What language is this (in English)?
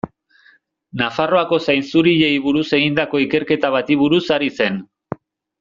Basque